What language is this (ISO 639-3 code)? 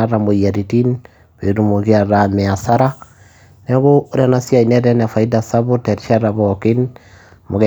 mas